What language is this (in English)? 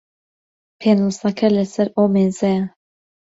Central Kurdish